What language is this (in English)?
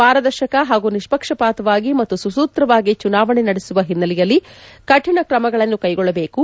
Kannada